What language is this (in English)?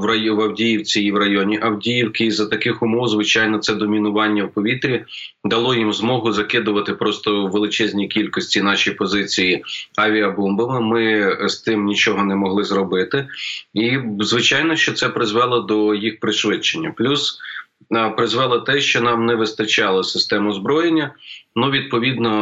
Ukrainian